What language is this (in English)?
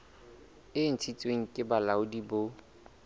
Southern Sotho